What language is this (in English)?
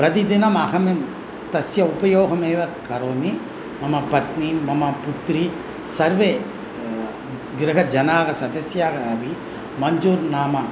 Sanskrit